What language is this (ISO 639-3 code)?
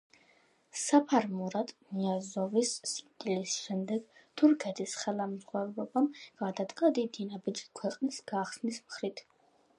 kat